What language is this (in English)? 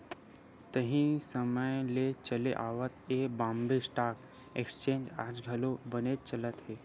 Chhattisgarhi